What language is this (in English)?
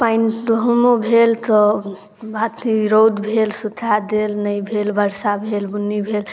Maithili